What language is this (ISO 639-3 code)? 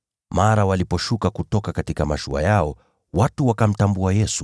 swa